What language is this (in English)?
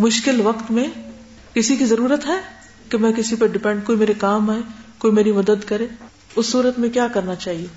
Urdu